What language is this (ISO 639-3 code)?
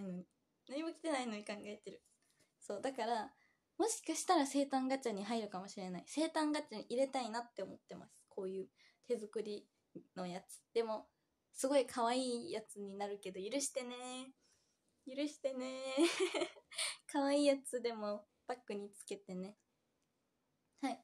jpn